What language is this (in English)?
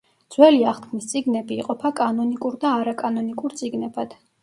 Georgian